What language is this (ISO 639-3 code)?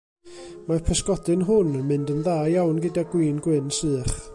cym